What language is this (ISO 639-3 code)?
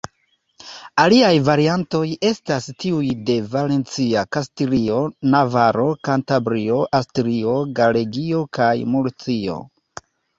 epo